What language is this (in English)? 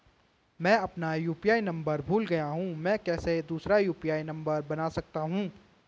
Hindi